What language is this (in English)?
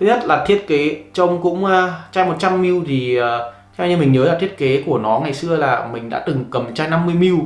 Vietnamese